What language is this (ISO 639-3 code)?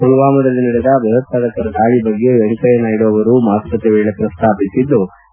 kan